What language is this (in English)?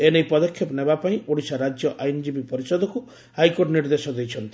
Odia